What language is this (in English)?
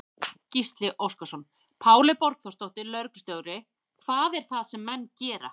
Icelandic